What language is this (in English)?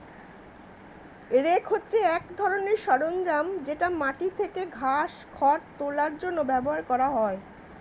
Bangla